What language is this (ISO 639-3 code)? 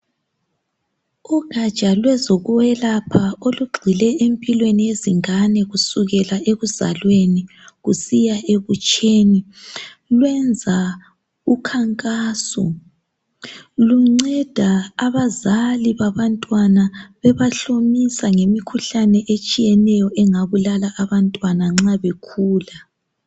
nde